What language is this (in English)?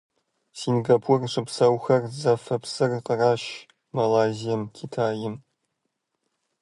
Kabardian